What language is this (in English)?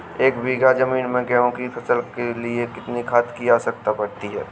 Hindi